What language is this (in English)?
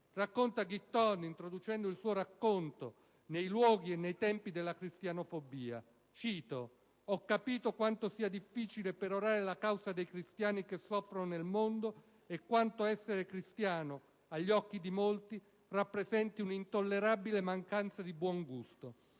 Italian